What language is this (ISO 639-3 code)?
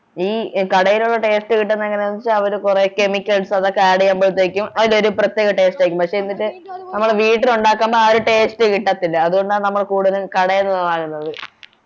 mal